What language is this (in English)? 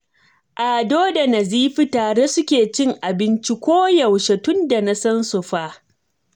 Hausa